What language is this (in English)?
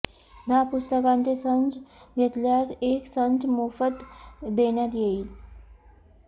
Marathi